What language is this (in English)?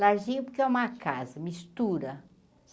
Portuguese